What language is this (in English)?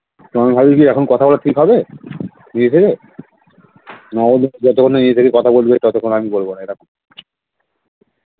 Bangla